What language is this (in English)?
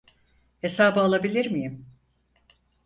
Turkish